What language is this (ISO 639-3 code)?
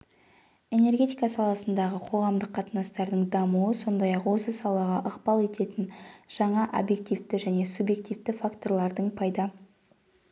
kaz